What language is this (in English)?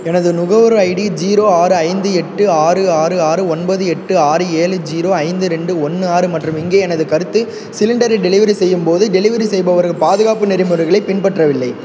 Tamil